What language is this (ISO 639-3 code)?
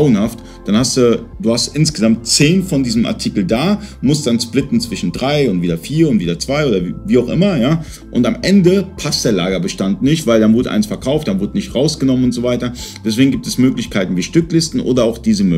deu